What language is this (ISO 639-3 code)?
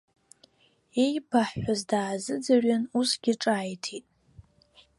abk